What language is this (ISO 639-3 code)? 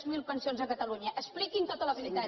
cat